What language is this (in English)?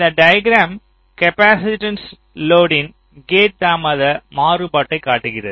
Tamil